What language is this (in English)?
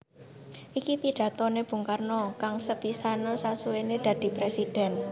Javanese